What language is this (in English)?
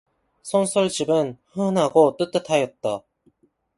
Korean